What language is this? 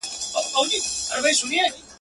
Pashto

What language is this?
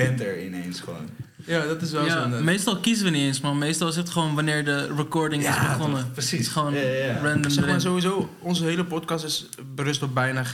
Dutch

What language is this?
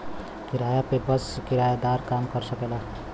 Bhojpuri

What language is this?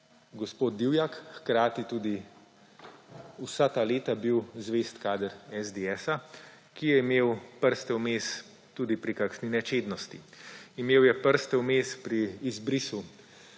Slovenian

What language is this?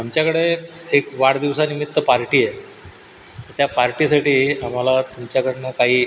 Marathi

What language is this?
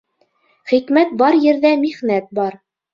Bashkir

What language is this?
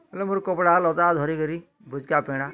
Odia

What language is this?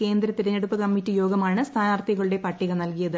Malayalam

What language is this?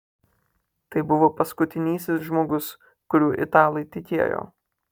Lithuanian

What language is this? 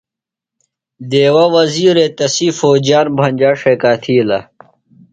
Phalura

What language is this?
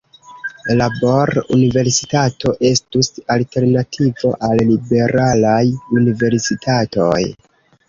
Esperanto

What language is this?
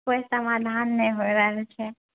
Maithili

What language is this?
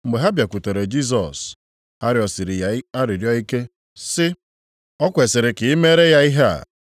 Igbo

